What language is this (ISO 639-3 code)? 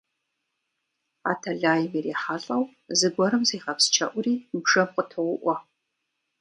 kbd